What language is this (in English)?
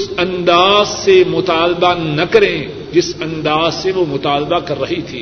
Urdu